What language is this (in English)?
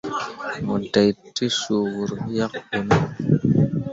Mundang